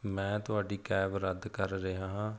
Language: Punjabi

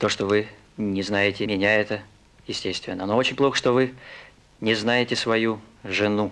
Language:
Russian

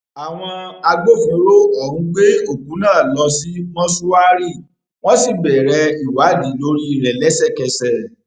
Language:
Yoruba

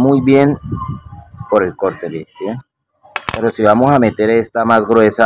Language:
Spanish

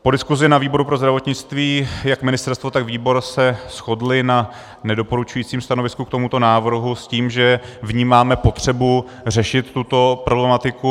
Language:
Czech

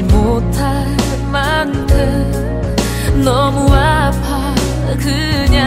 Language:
Korean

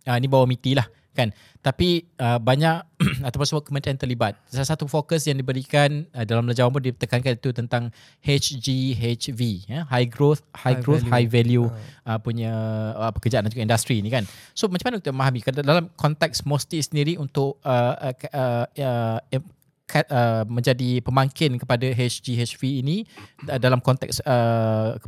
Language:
Malay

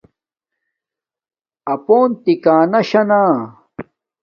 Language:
Domaaki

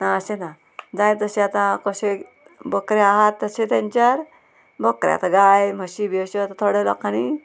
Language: Konkani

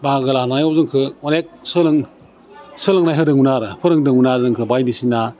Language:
Bodo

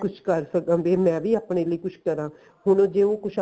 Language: Punjabi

